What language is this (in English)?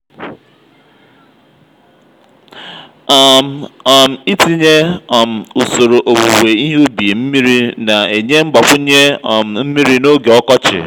Igbo